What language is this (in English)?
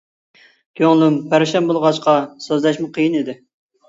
Uyghur